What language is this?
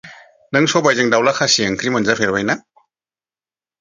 Bodo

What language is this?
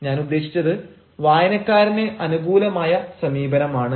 Malayalam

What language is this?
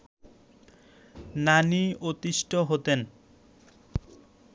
Bangla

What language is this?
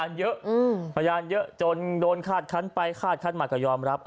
Thai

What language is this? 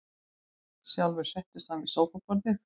Icelandic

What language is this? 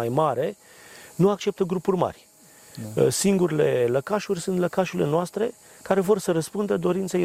Romanian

